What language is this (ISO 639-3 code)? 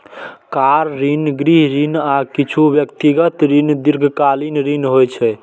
mai